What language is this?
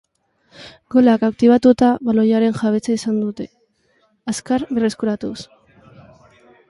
Basque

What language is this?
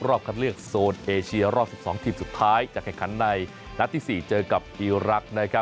Thai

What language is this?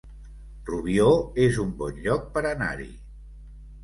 Catalan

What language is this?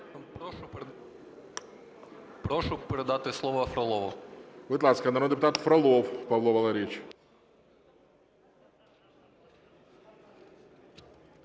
Ukrainian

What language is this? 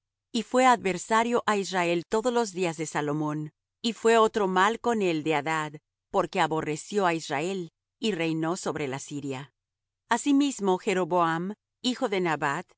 Spanish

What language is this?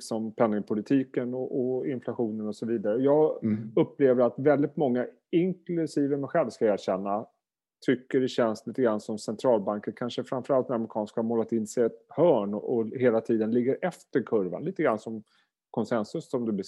Swedish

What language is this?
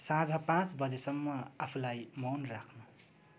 Nepali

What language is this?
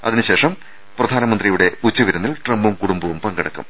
Malayalam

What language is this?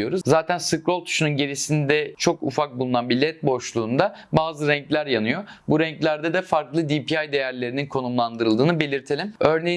Turkish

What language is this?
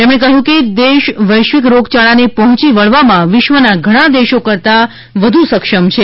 Gujarati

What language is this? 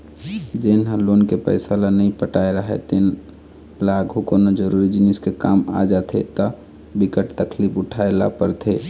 Chhattisgarhi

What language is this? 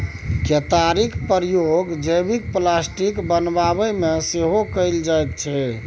Maithili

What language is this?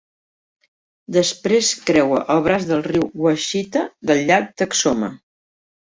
Catalan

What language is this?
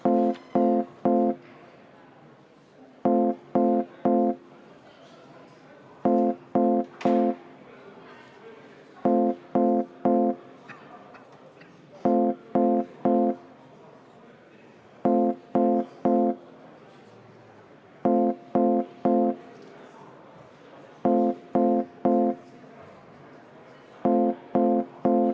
Estonian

